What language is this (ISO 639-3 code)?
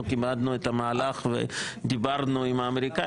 heb